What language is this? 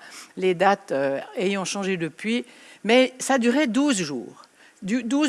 French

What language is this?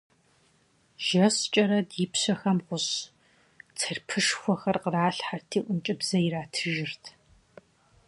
Kabardian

